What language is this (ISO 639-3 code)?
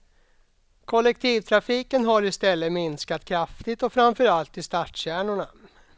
swe